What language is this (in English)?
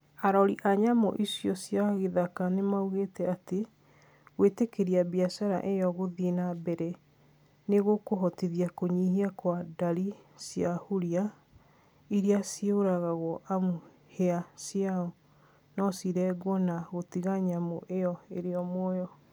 Kikuyu